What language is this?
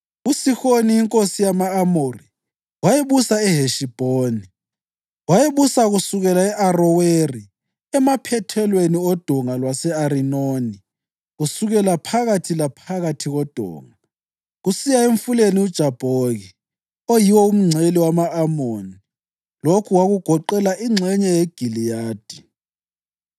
North Ndebele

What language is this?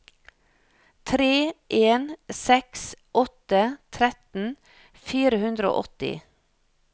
Norwegian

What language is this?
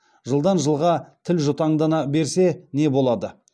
Kazakh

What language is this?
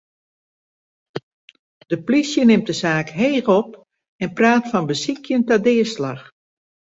Western Frisian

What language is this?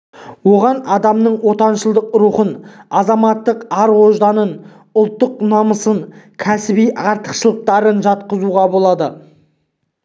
Kazakh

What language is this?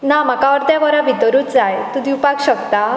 Konkani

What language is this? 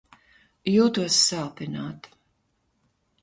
Latvian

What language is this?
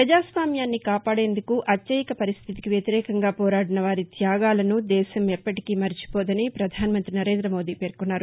Telugu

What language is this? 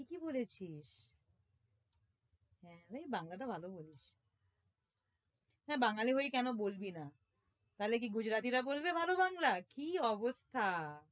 Bangla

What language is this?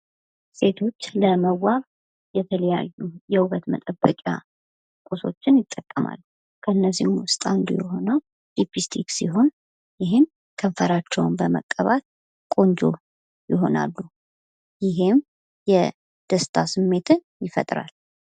Amharic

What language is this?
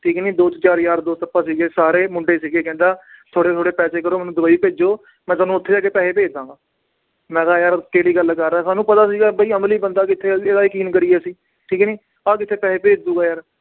Punjabi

